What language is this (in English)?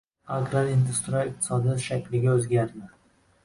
Uzbek